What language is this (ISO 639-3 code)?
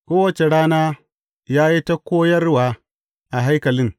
hau